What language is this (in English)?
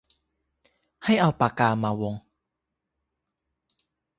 Thai